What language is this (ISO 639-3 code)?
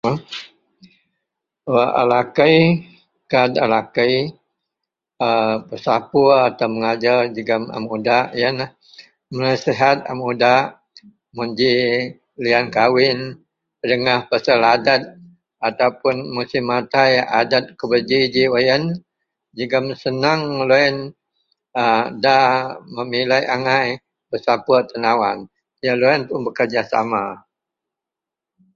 mel